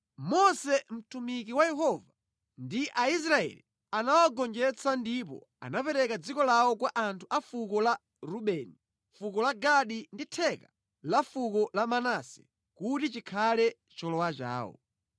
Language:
Nyanja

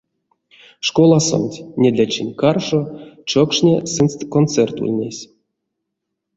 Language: Erzya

